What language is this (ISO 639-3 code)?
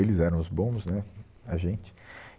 por